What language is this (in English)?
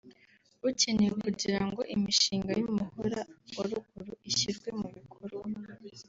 Kinyarwanda